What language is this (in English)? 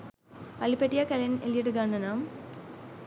Sinhala